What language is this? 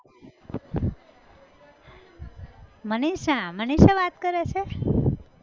Gujarati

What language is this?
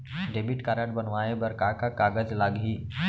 Chhattisgarhi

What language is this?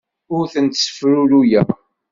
Kabyle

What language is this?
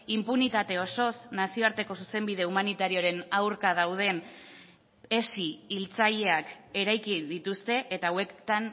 Basque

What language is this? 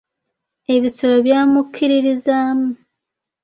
Ganda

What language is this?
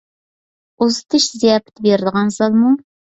Uyghur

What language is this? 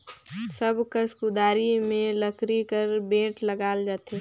Chhattisgarhi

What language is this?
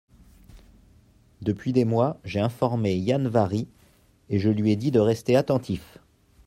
French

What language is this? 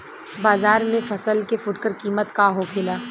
Bhojpuri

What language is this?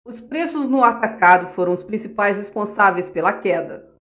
Portuguese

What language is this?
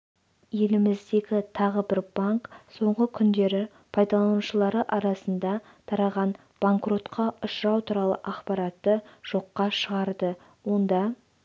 Kazakh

